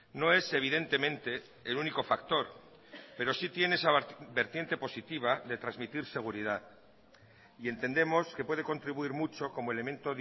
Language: Spanish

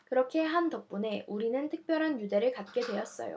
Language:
Korean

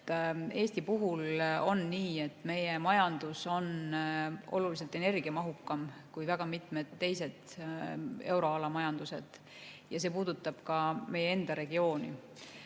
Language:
Estonian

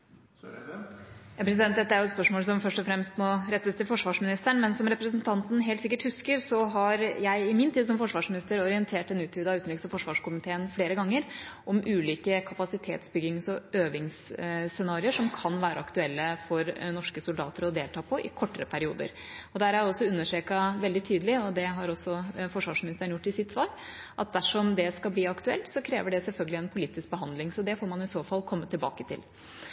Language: Norwegian Bokmål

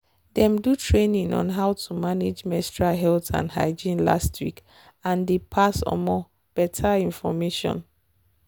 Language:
Nigerian Pidgin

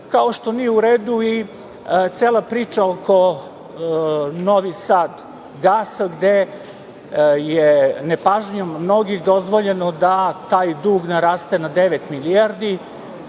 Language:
Serbian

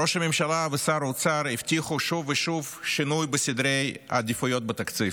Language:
Hebrew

